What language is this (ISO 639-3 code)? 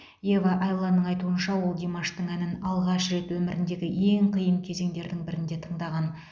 kaz